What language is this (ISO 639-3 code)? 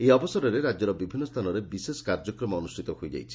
ori